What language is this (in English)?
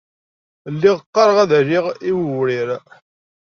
Kabyle